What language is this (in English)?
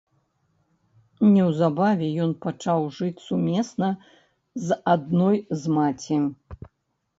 Belarusian